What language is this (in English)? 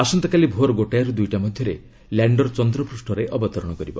Odia